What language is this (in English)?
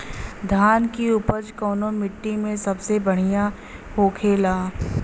Bhojpuri